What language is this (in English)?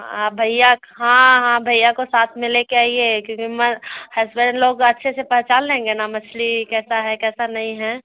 Hindi